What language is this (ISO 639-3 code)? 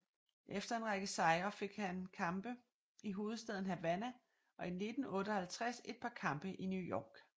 dan